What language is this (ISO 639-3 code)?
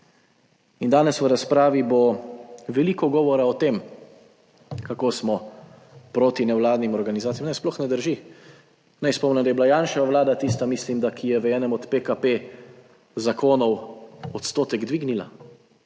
slv